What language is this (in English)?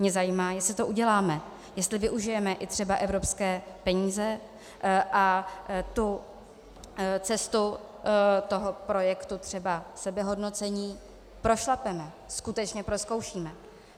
Czech